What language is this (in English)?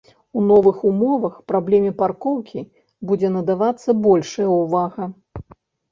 Belarusian